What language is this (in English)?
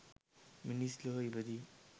Sinhala